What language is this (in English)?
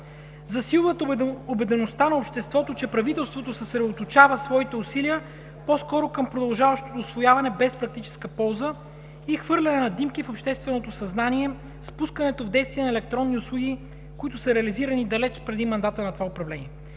Bulgarian